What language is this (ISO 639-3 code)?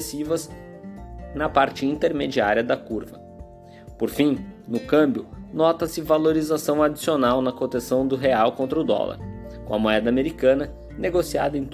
por